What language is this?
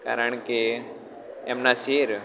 Gujarati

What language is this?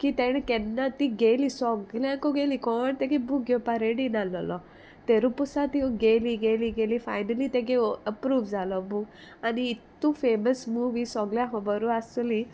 Konkani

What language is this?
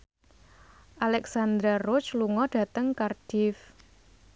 Javanese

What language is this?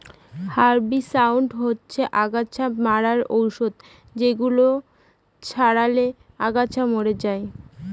Bangla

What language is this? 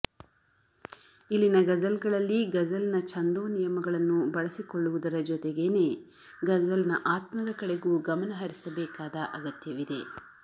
Kannada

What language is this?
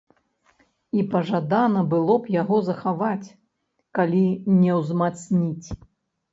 Belarusian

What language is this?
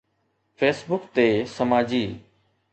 Sindhi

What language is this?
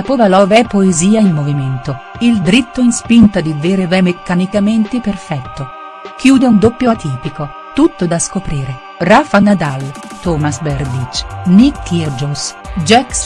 Italian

